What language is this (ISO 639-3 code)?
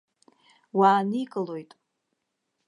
abk